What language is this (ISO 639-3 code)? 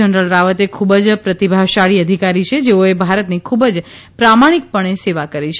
guj